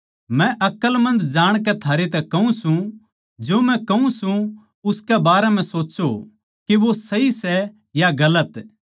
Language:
Haryanvi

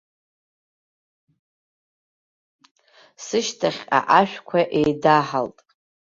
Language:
Abkhazian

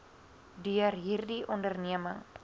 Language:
Afrikaans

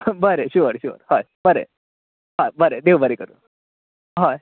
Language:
Konkani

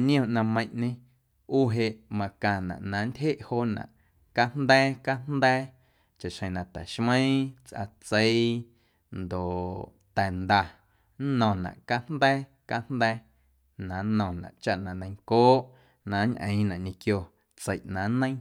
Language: Guerrero Amuzgo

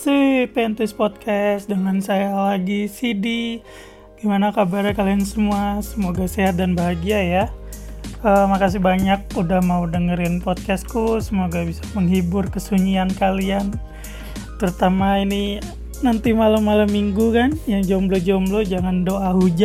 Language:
Indonesian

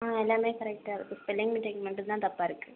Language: Tamil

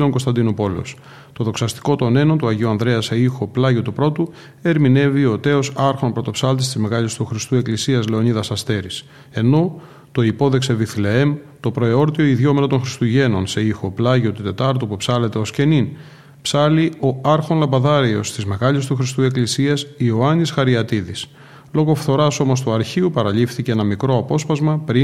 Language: Greek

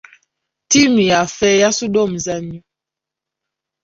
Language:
Ganda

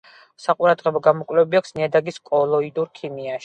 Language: Georgian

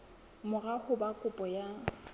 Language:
Southern Sotho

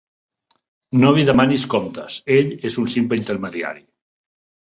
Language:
Catalan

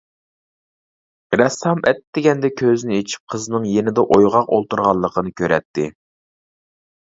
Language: Uyghur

